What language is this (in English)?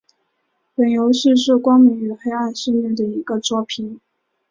Chinese